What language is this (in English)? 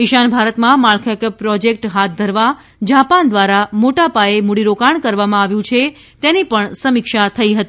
Gujarati